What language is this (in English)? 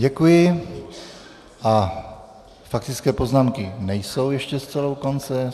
Czech